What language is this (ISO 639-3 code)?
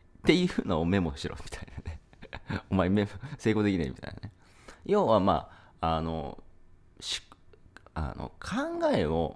jpn